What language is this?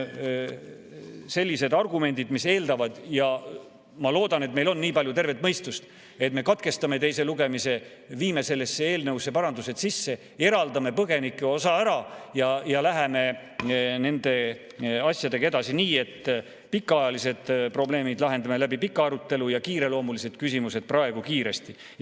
Estonian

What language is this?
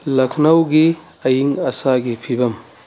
Manipuri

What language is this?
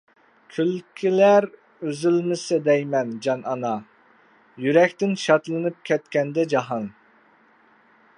Uyghur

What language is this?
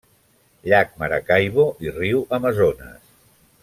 Catalan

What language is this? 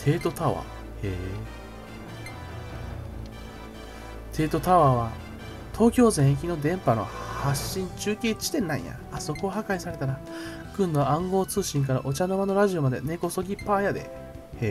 Japanese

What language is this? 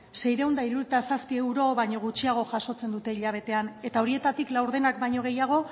Basque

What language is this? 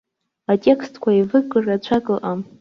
Abkhazian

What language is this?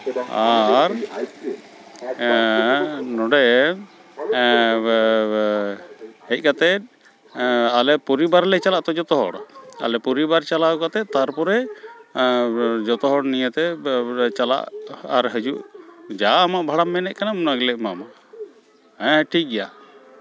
Santali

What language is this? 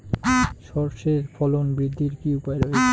Bangla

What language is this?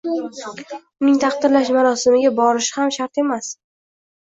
Uzbek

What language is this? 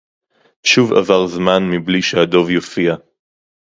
Hebrew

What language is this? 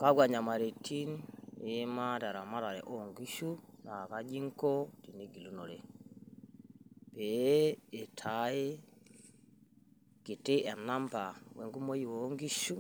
Masai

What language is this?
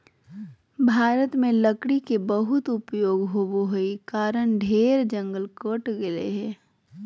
Magahi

